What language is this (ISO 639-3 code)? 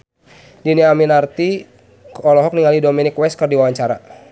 sun